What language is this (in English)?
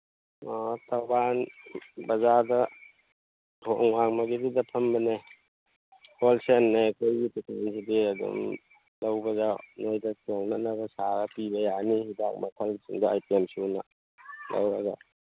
Manipuri